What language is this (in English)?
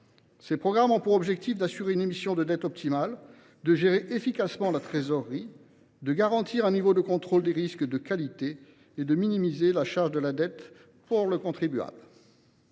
French